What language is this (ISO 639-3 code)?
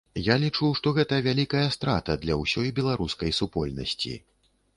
bel